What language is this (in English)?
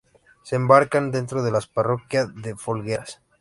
Spanish